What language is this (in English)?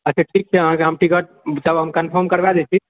Maithili